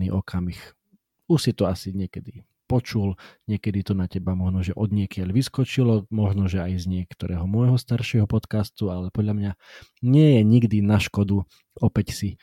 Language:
Slovak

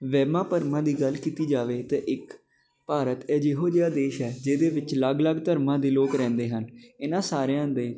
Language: Punjabi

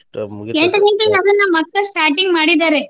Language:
Kannada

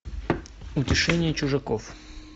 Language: Russian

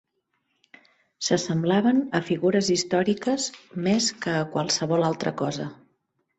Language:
Catalan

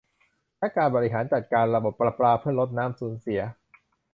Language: Thai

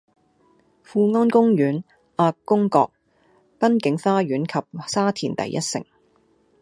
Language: Cantonese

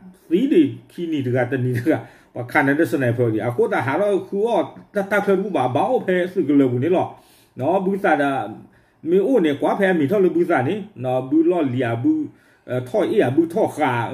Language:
Thai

